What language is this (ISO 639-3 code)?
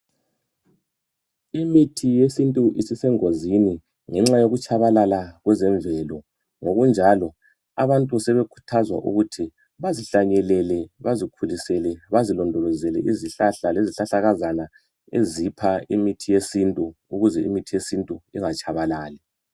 nde